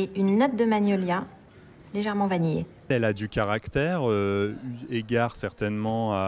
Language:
French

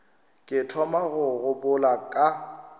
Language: Northern Sotho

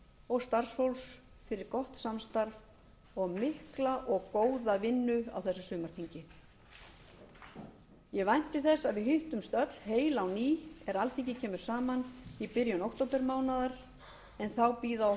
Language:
Icelandic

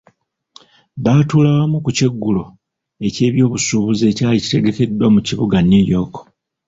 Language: Ganda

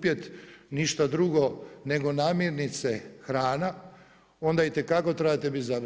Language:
Croatian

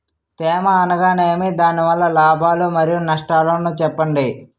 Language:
Telugu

